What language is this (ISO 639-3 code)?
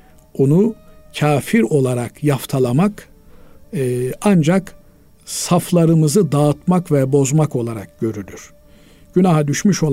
tur